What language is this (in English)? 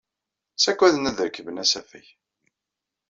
Kabyle